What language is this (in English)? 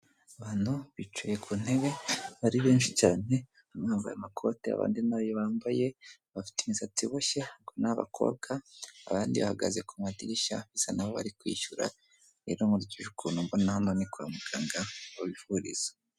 Kinyarwanda